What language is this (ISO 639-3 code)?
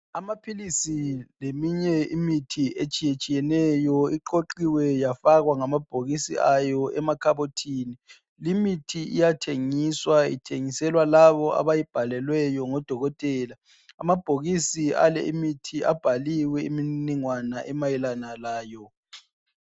nde